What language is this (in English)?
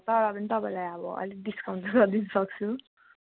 Nepali